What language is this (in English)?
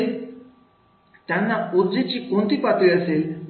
Marathi